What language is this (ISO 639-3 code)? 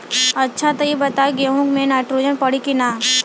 bho